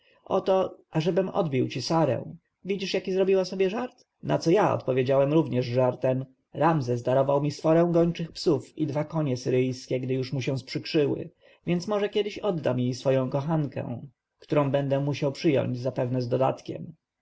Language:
Polish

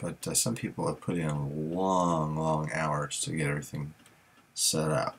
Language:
English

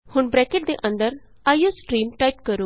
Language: Punjabi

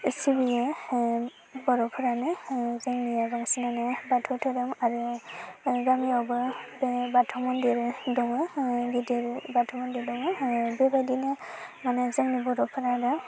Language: Bodo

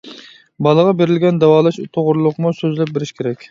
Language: Uyghur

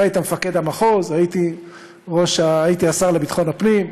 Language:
Hebrew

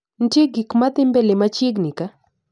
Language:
Luo (Kenya and Tanzania)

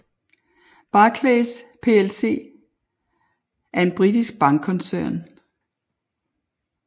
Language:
Danish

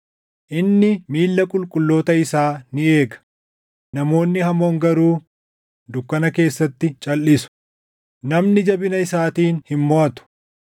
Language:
Oromo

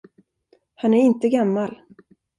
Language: Swedish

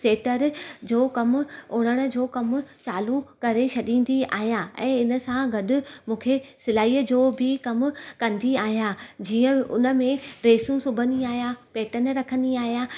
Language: Sindhi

